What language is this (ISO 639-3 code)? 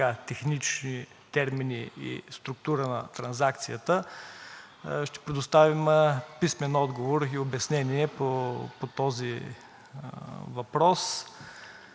bul